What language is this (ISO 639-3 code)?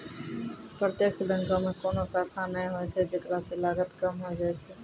mai